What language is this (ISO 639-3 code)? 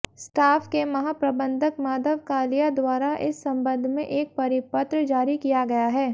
hin